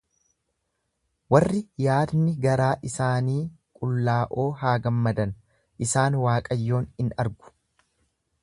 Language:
Oromo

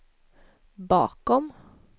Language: Swedish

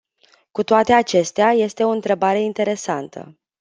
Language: Romanian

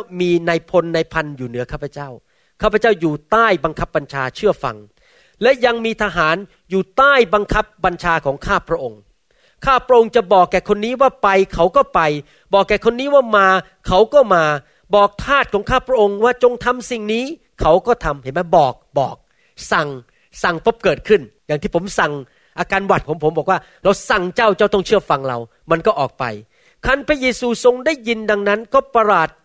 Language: Thai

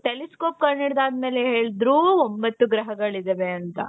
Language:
Kannada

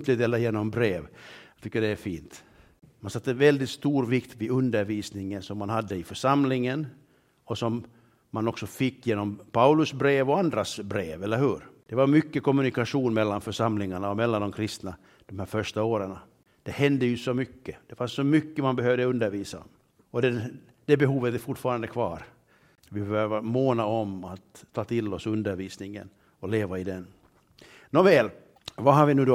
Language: Swedish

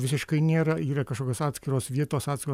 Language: Lithuanian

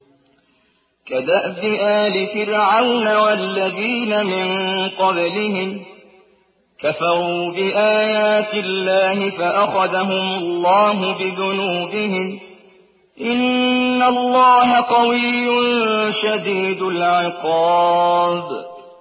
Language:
Arabic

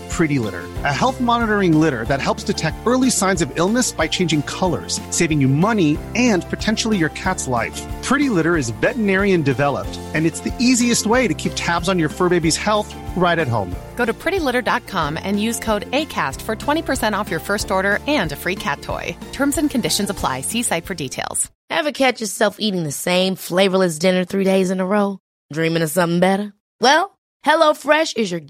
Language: Arabic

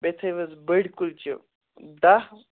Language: Kashmiri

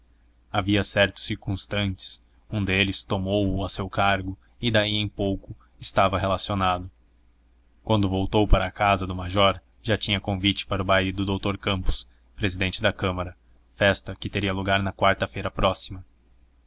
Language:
Portuguese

